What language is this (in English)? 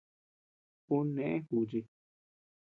Tepeuxila Cuicatec